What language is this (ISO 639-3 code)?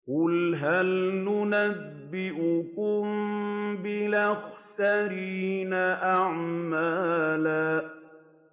ara